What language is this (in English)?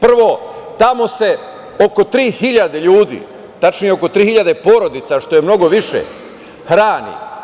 Serbian